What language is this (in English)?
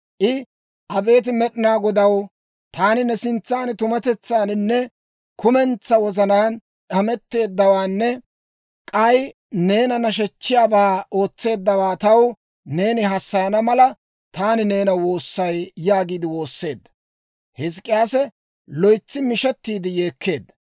Dawro